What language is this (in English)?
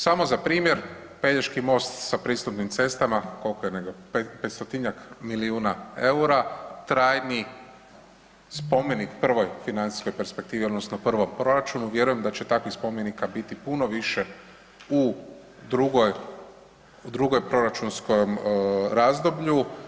Croatian